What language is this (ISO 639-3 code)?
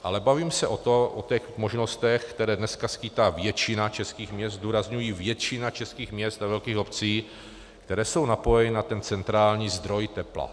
ces